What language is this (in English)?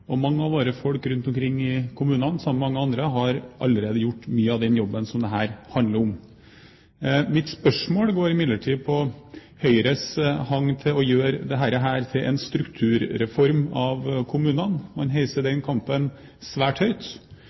Norwegian Bokmål